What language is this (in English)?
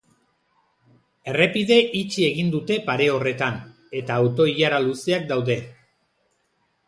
Basque